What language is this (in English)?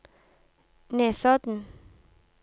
Norwegian